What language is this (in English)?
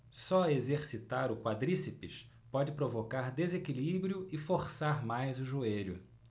Portuguese